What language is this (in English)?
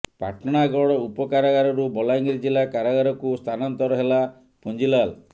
Odia